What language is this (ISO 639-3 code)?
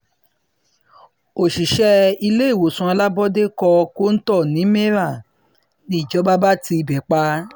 yor